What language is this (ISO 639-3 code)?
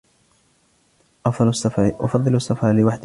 ara